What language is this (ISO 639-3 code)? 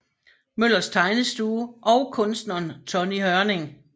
dan